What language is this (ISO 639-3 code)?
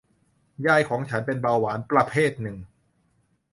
tha